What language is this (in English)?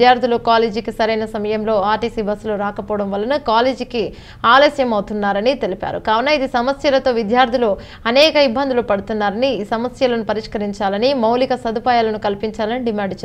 Arabic